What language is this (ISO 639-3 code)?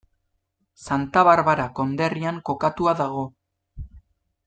eus